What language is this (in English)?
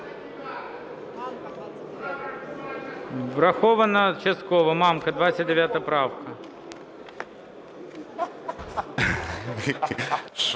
Ukrainian